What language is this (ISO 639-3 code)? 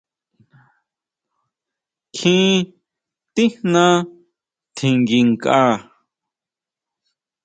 mau